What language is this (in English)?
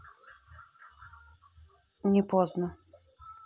Russian